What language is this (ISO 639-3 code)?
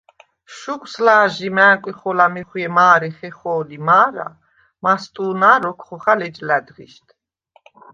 sva